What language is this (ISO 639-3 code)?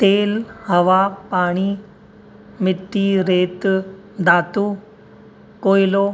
snd